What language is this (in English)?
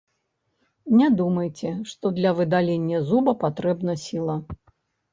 Belarusian